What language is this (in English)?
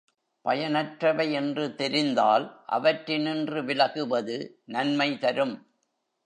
Tamil